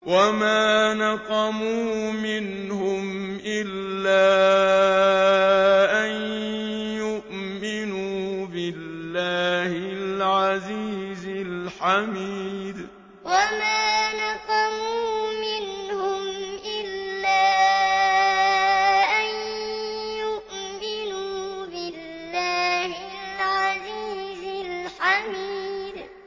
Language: Arabic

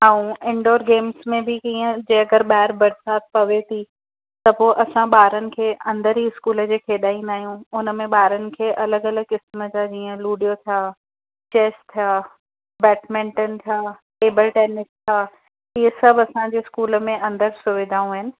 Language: Sindhi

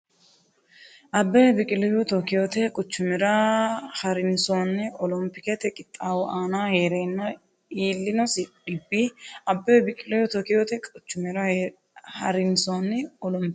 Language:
Sidamo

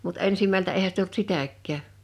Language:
Finnish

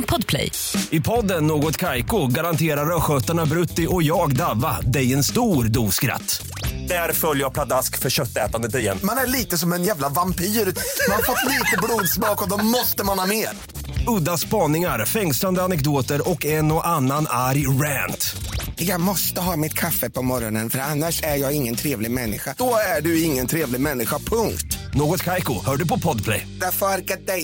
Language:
Swedish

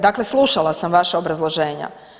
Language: Croatian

